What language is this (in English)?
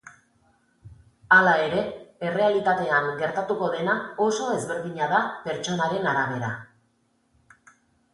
Basque